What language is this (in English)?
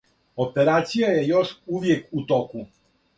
Serbian